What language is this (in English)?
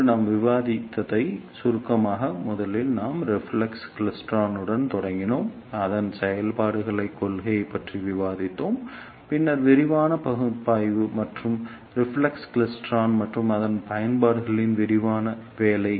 Tamil